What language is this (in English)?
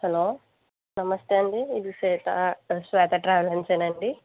Telugu